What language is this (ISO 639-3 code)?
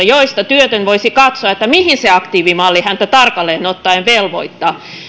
fin